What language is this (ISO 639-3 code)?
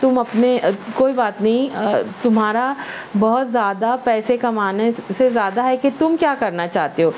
urd